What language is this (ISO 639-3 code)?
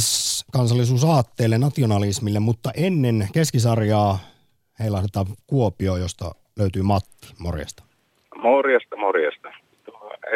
fin